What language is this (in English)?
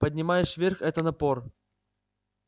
Russian